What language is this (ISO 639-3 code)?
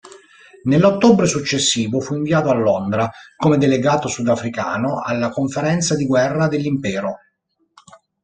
ita